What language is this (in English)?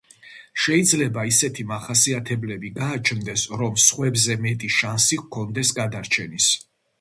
Georgian